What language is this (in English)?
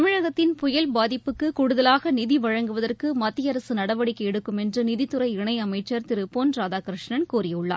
Tamil